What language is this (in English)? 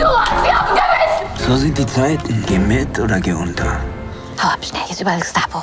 German